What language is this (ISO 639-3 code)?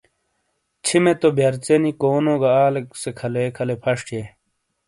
scl